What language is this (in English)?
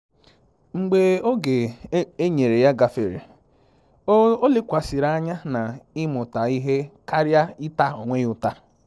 Igbo